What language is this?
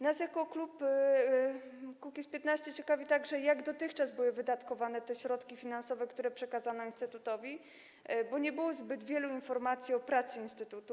Polish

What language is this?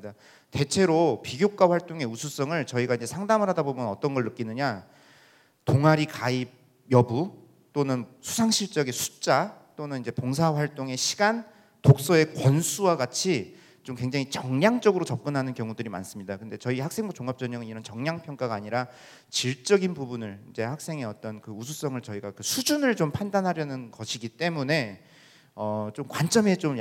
Korean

